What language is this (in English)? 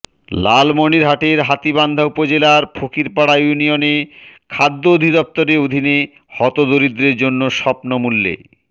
Bangla